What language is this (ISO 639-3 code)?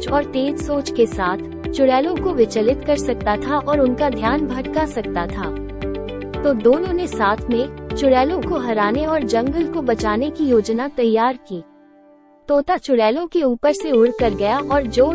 hin